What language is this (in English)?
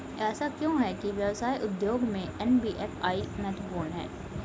Hindi